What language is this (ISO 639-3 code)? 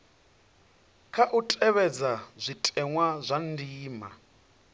ven